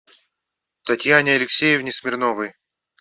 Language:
Russian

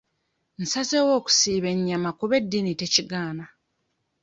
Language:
Ganda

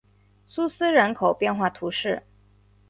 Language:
Chinese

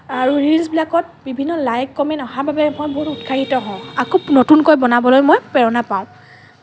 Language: Assamese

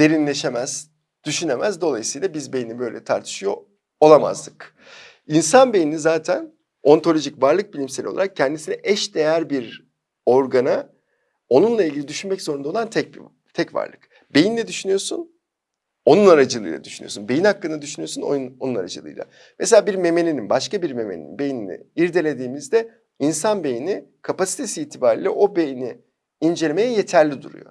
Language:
Turkish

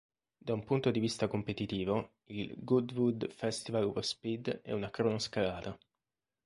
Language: Italian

